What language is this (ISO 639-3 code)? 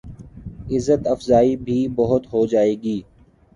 urd